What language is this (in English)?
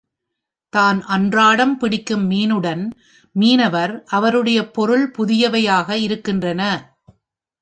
Tamil